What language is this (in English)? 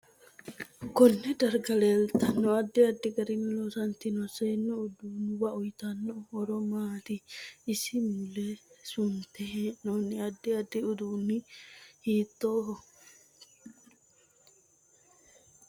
Sidamo